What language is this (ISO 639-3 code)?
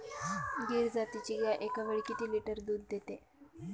mar